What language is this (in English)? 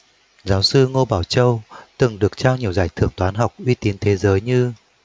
Vietnamese